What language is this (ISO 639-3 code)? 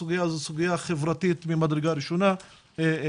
heb